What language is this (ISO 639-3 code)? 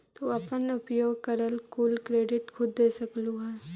mag